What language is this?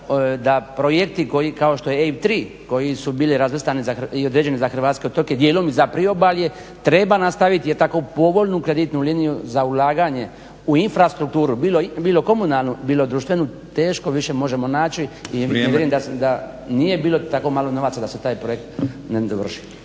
Croatian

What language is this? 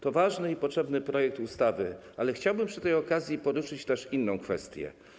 Polish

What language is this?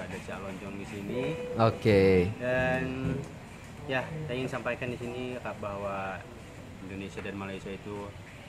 Indonesian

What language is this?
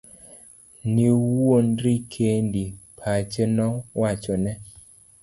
Luo (Kenya and Tanzania)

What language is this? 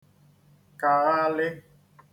Igbo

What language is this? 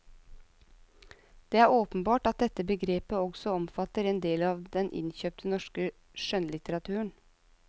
Norwegian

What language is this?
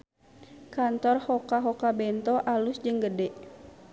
Sundanese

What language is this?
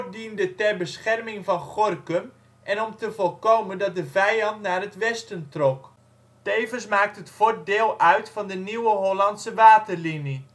Dutch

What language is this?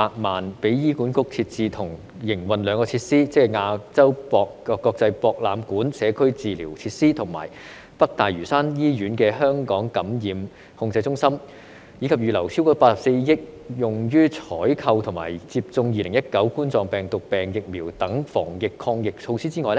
Cantonese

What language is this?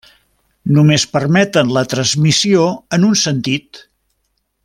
Catalan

